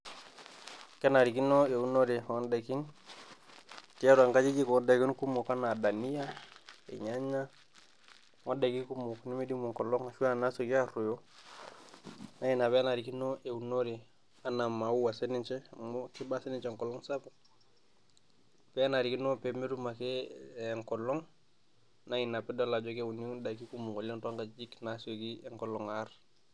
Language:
Masai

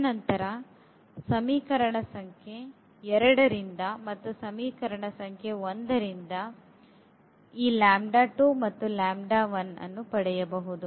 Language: Kannada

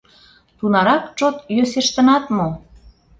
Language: Mari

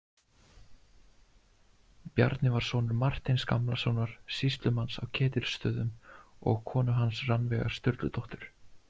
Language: Icelandic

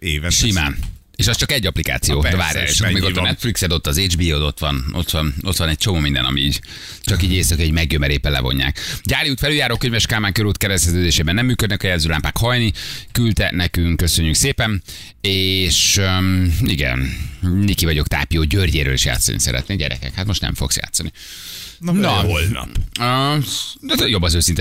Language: Hungarian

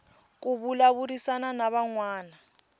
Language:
Tsonga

